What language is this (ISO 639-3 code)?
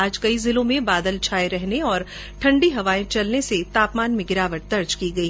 hin